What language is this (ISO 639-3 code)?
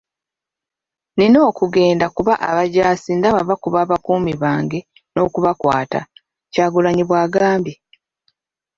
lug